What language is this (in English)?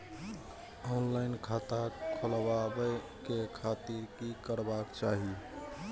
Maithili